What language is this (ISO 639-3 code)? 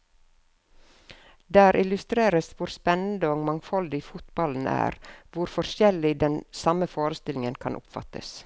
nor